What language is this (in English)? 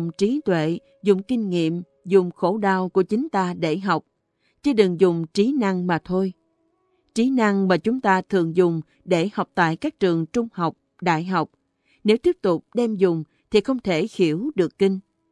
Vietnamese